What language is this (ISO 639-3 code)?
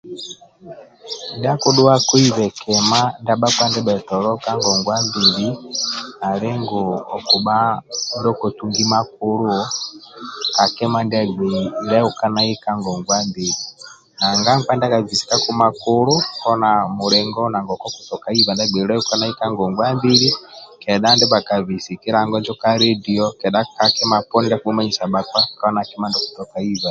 rwm